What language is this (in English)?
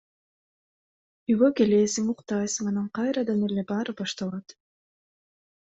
Kyrgyz